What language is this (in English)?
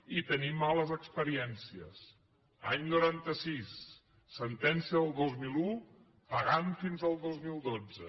Catalan